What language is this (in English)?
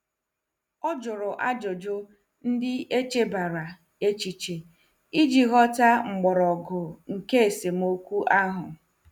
Igbo